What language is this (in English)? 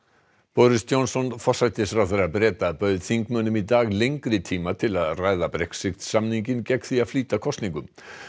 Icelandic